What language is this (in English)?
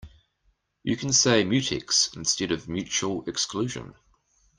English